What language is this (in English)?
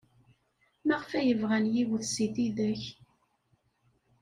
Kabyle